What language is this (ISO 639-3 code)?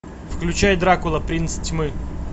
rus